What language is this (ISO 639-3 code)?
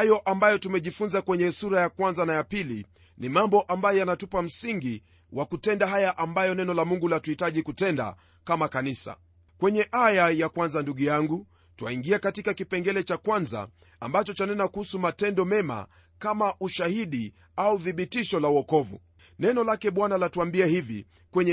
swa